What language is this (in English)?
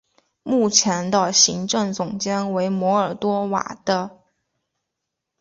Chinese